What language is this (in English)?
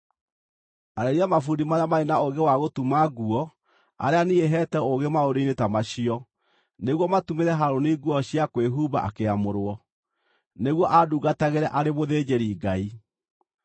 Kikuyu